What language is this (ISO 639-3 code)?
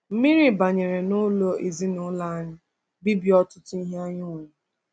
ibo